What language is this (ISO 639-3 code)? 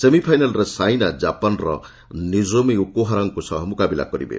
ori